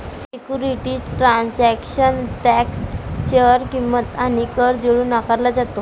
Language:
Marathi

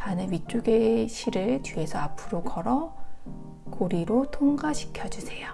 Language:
Korean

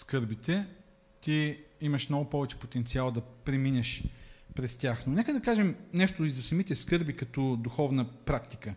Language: Bulgarian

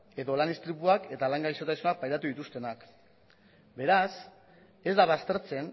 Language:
Basque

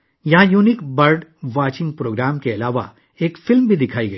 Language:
Urdu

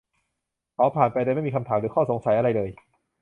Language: Thai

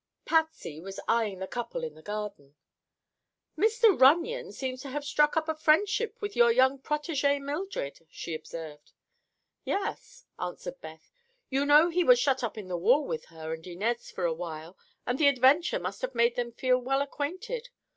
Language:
English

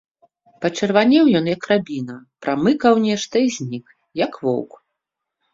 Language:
Belarusian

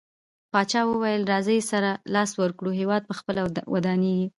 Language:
Pashto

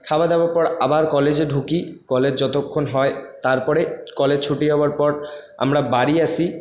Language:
Bangla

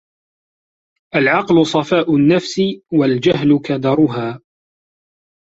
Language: Arabic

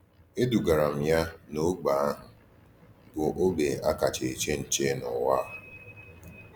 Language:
Igbo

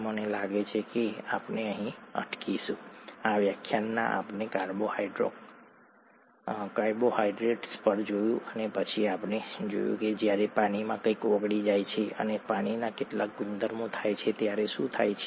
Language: Gujarati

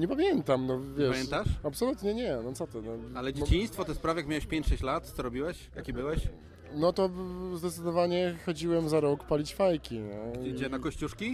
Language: Polish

